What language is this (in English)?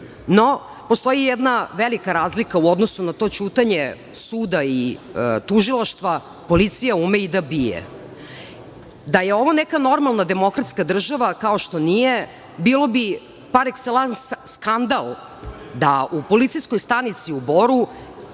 Serbian